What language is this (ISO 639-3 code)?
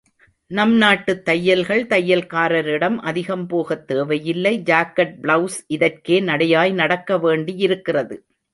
tam